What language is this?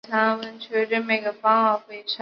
Chinese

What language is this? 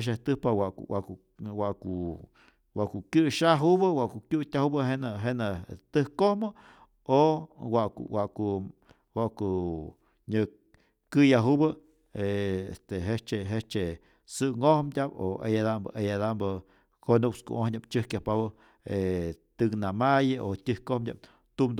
Rayón Zoque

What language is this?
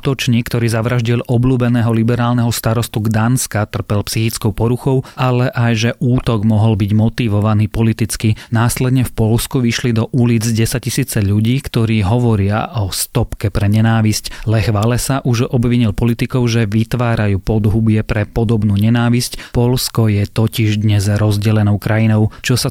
Slovak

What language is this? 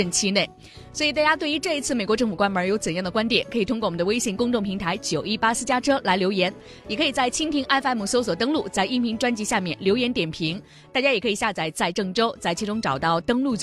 Chinese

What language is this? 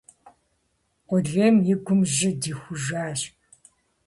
Kabardian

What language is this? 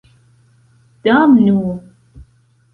Esperanto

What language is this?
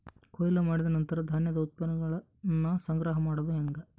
Kannada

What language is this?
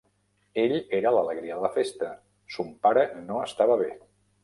Catalan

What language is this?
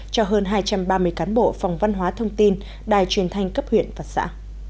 Vietnamese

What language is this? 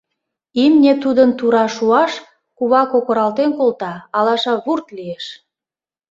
Mari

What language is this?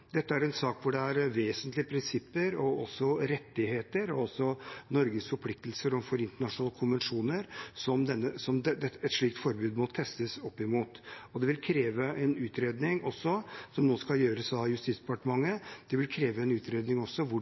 Norwegian Bokmål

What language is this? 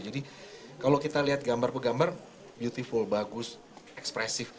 Indonesian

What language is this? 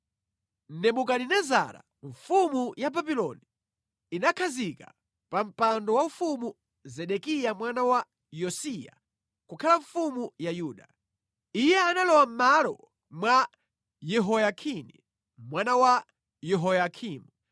Nyanja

